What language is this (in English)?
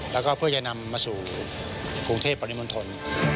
Thai